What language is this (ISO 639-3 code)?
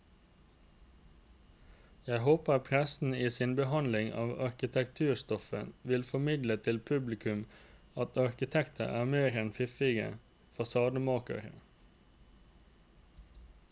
nor